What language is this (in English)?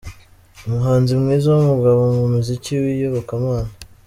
Kinyarwanda